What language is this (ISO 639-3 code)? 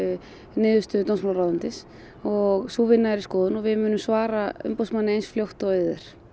isl